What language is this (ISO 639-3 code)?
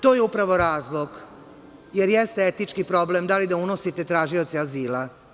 srp